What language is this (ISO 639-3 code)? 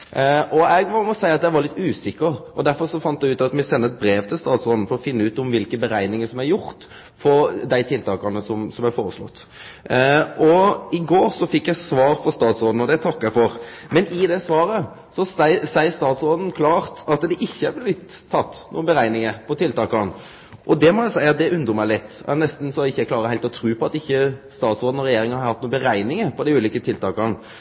nno